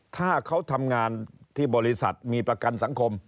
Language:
Thai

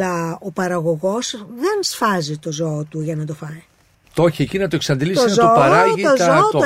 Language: Greek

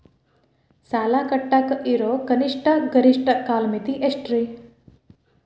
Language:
Kannada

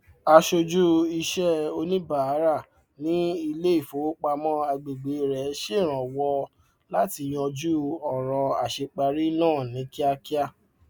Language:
Yoruba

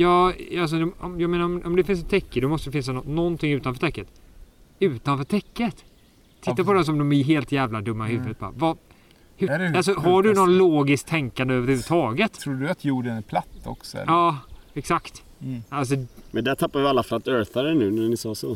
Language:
Swedish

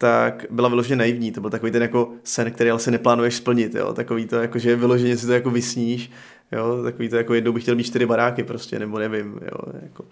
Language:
Czech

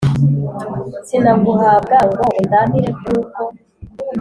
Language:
Kinyarwanda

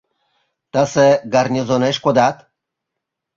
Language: Mari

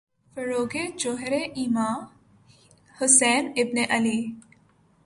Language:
Urdu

